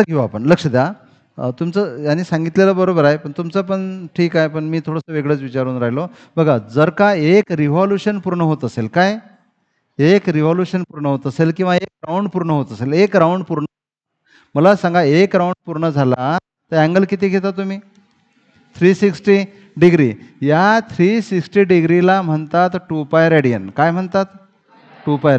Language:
Marathi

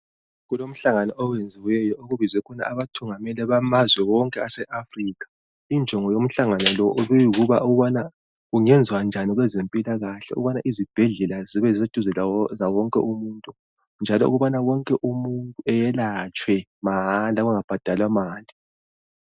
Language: North Ndebele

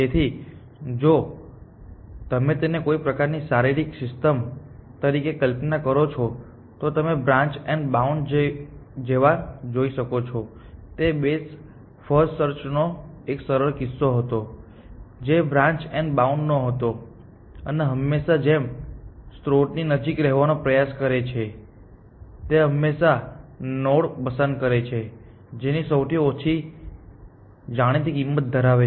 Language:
Gujarati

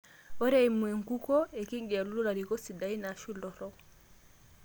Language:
Masai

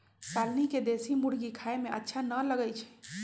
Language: Magahi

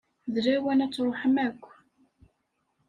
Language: Kabyle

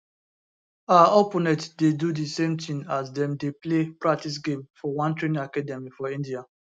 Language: Nigerian Pidgin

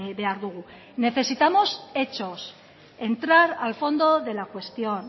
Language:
Spanish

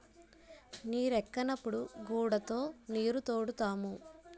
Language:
Telugu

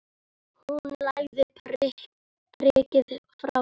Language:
Icelandic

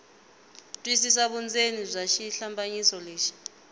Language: Tsonga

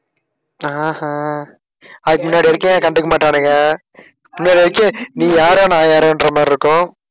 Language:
Tamil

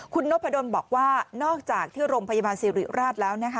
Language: Thai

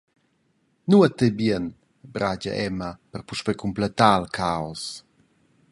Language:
Romansh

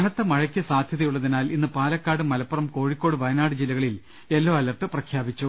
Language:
Malayalam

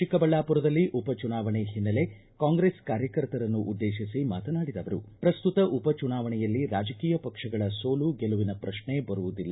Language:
Kannada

